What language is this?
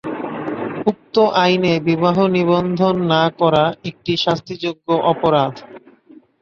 Bangla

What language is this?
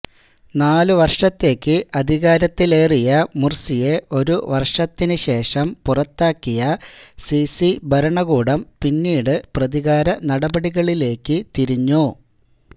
Malayalam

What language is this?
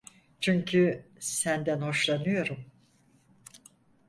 Turkish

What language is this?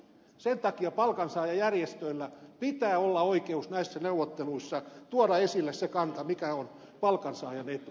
Finnish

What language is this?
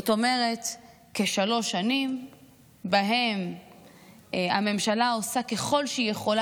Hebrew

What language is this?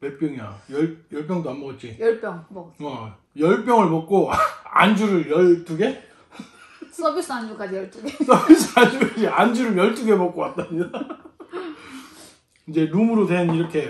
Korean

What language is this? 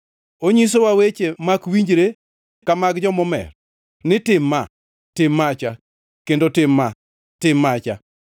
Luo (Kenya and Tanzania)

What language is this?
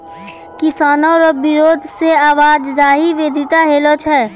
Maithili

